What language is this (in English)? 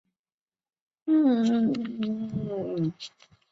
Chinese